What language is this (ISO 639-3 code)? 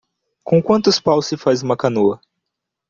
por